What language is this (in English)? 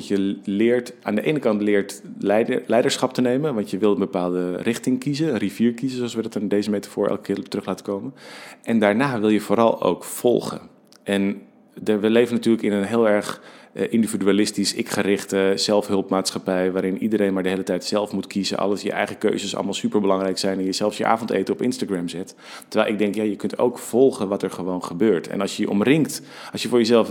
Dutch